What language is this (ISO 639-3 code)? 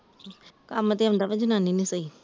pan